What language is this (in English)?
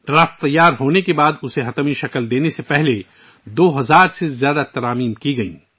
Urdu